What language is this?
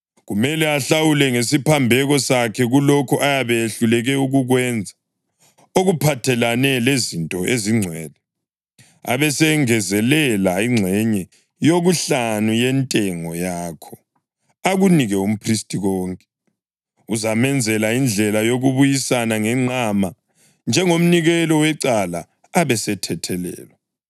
North Ndebele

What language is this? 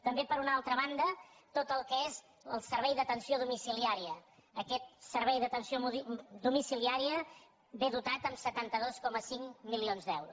Catalan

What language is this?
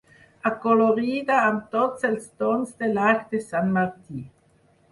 Catalan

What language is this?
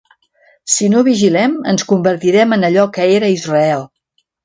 Catalan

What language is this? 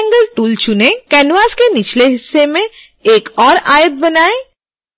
Hindi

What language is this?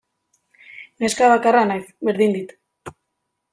Basque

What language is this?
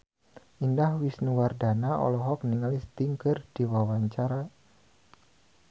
Sundanese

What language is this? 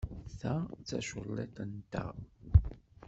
Kabyle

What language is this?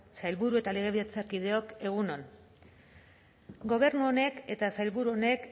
Basque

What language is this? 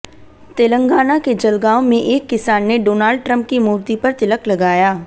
Hindi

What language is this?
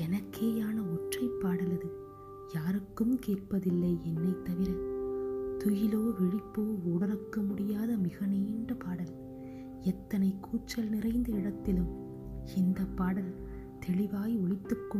Tamil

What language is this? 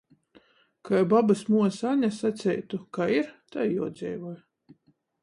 Latgalian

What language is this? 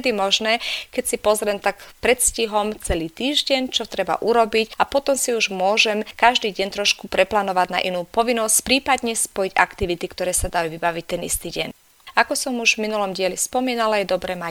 Slovak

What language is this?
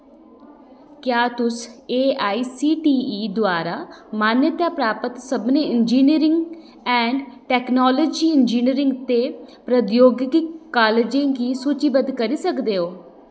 Dogri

